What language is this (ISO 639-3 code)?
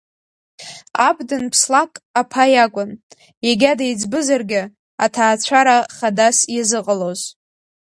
abk